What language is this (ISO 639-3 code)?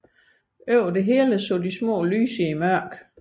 dan